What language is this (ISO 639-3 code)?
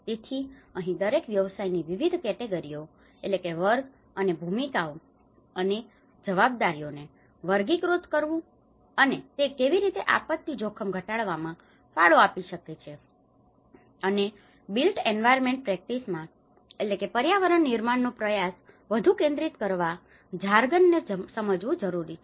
guj